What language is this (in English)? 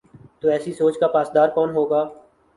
Urdu